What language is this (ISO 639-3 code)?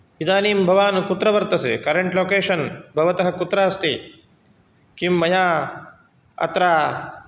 san